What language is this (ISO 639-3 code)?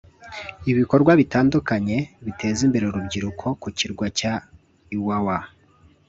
kin